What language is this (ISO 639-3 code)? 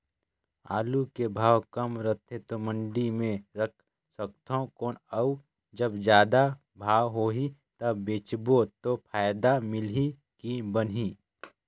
hne